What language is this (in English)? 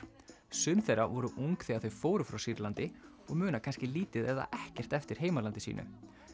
Icelandic